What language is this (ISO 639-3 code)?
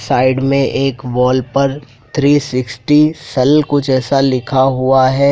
hin